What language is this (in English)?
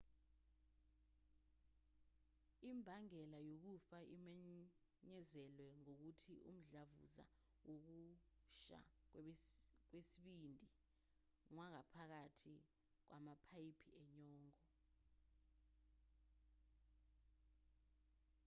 Zulu